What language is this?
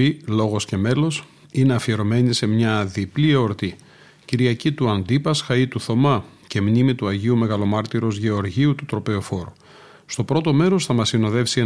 Greek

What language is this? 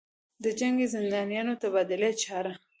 Pashto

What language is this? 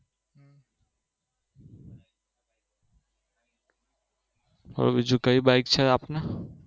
Gujarati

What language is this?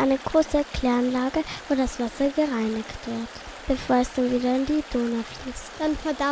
German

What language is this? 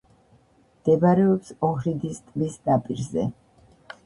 Georgian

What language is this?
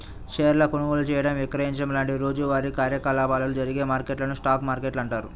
Telugu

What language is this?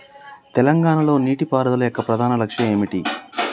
Telugu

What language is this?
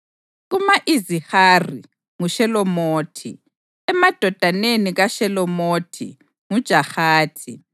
North Ndebele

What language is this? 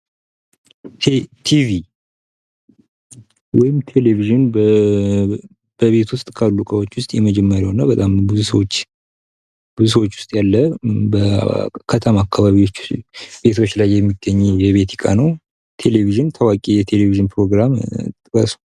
Amharic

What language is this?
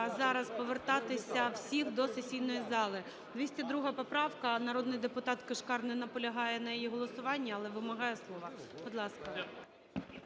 Ukrainian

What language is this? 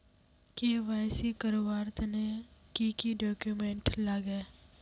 Magahi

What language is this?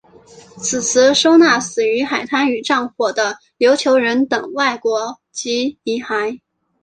Chinese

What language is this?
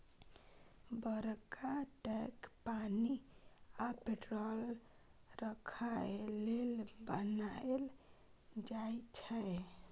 Maithili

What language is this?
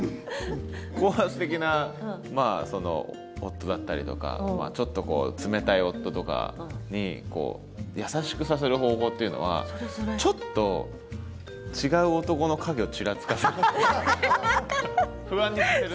Japanese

